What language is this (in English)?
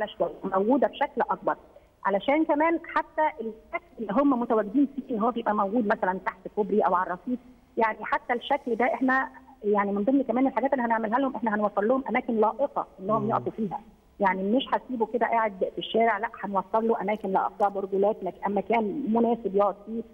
Arabic